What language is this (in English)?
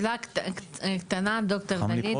Hebrew